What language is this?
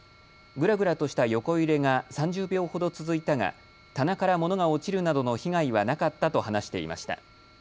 Japanese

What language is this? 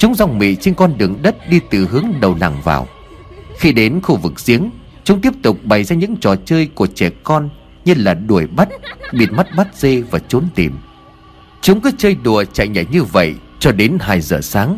Vietnamese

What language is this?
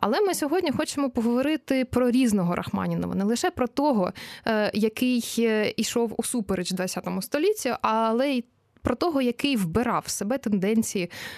Ukrainian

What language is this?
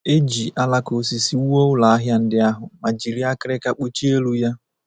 Igbo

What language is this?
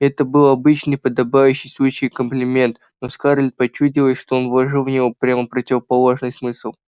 Russian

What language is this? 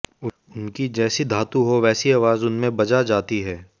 Hindi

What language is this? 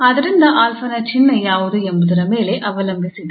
Kannada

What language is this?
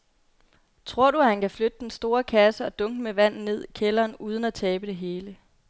Danish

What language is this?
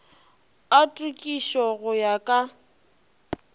Northern Sotho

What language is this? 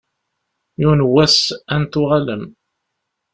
Kabyle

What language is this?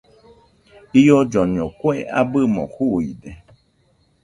Nüpode Huitoto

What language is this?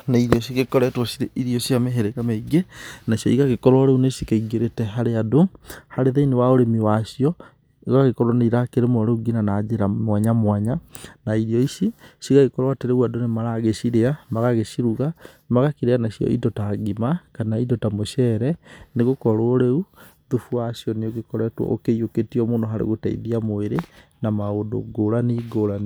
Kikuyu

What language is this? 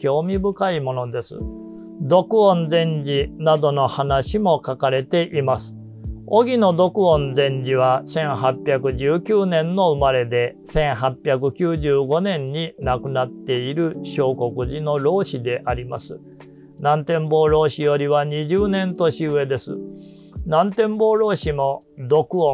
Japanese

